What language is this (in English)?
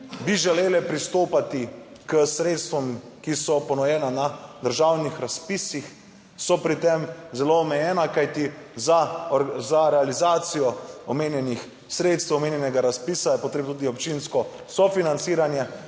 Slovenian